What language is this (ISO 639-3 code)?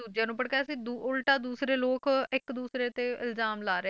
pan